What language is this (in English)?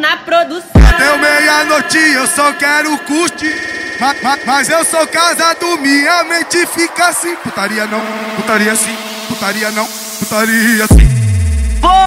Portuguese